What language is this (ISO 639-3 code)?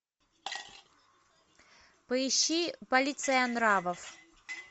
rus